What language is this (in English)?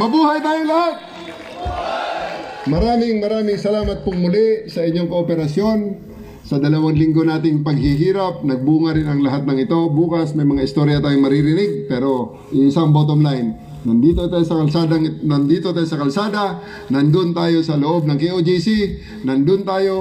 Filipino